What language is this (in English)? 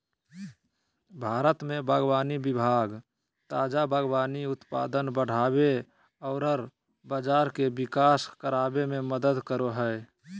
Magahi